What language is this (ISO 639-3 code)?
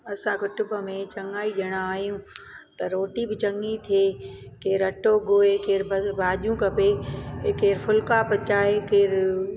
snd